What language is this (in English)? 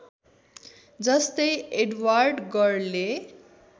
Nepali